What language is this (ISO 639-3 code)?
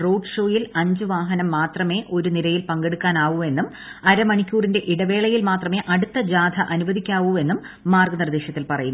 mal